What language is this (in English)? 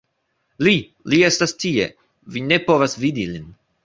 Esperanto